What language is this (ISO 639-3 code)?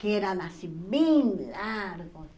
por